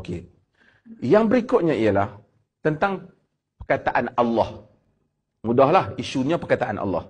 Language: Malay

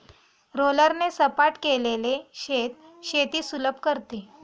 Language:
Marathi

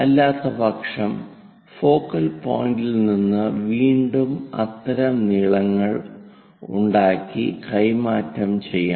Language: Malayalam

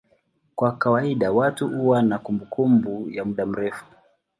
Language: Swahili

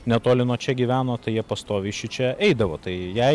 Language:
Lithuanian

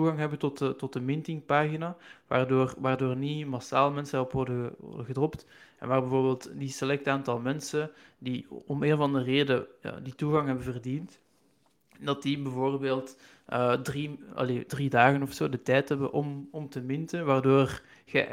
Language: Dutch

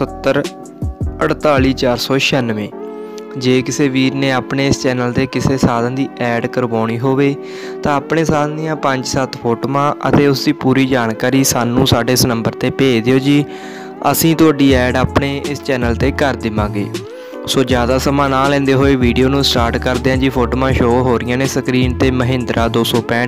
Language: Hindi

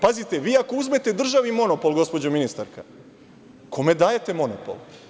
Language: Serbian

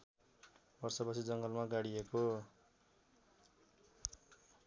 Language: Nepali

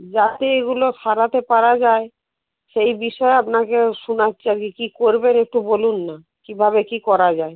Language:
Bangla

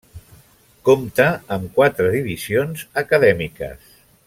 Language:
Catalan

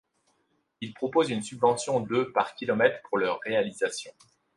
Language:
French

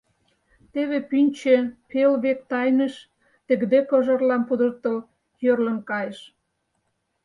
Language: Mari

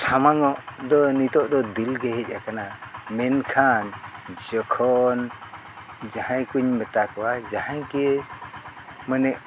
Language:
Santali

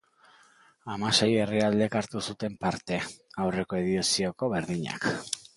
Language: Basque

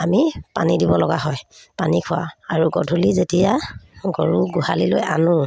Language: Assamese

